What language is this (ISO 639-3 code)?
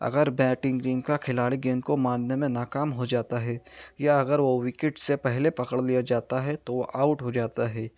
urd